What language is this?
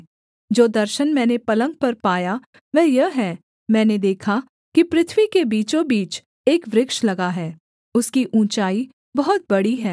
Hindi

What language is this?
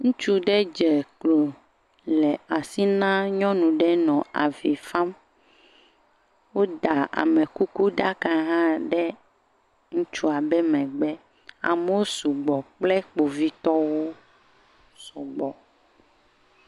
Ewe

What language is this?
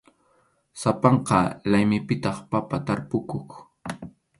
Arequipa-La Unión Quechua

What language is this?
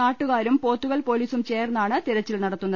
Malayalam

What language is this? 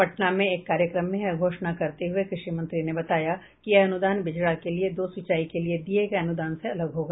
Hindi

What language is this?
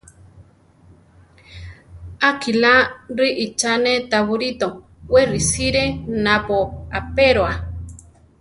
Central Tarahumara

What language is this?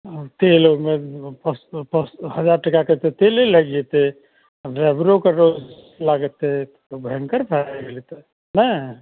Maithili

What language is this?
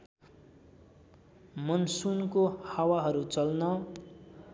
Nepali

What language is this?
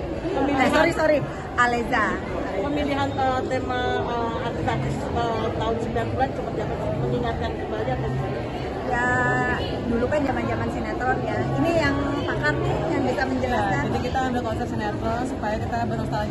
Indonesian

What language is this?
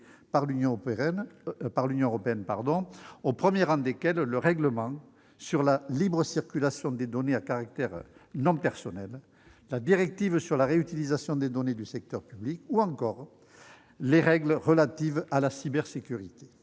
French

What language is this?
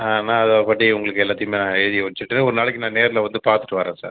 Tamil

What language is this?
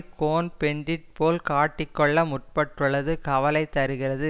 Tamil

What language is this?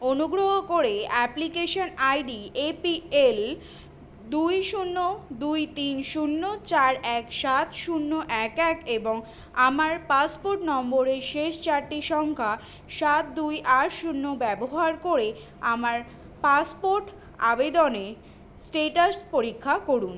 Bangla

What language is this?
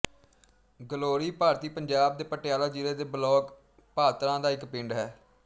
Punjabi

